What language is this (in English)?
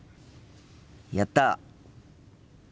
Japanese